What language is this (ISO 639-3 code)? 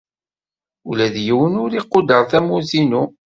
kab